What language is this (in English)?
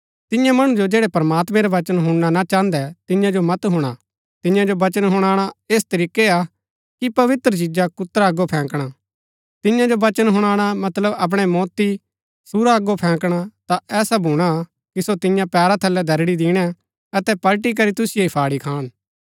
Gaddi